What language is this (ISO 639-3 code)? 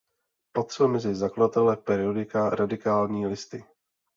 ces